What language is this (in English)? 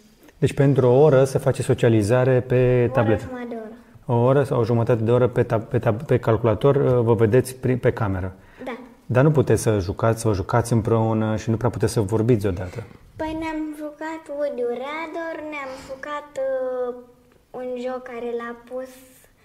Romanian